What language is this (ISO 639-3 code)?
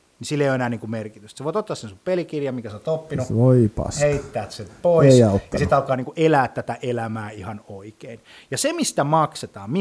fin